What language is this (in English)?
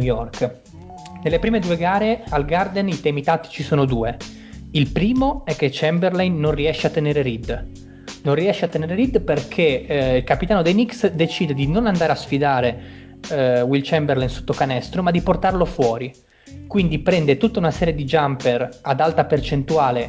Italian